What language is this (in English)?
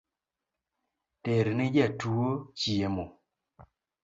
Luo (Kenya and Tanzania)